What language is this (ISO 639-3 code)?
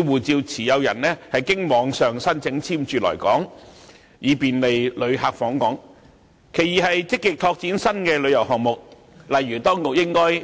yue